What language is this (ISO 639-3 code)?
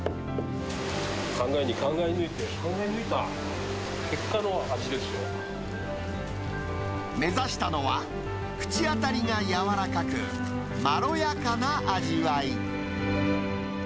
jpn